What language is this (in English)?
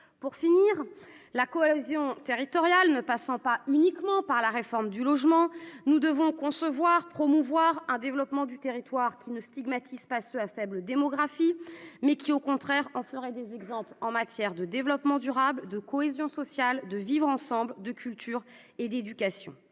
French